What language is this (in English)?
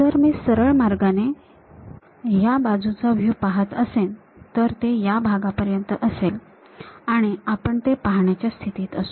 Marathi